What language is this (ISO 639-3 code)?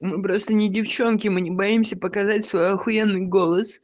rus